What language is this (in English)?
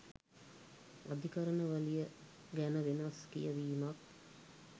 Sinhala